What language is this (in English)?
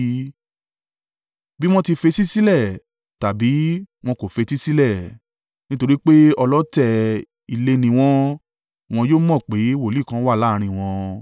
Yoruba